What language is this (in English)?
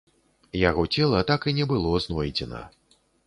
Belarusian